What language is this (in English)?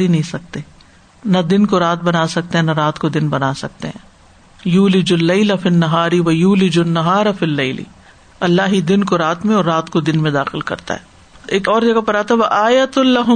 Urdu